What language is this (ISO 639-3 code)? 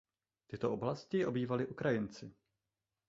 ces